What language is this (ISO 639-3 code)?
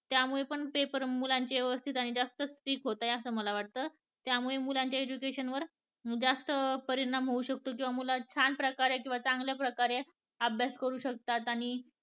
mar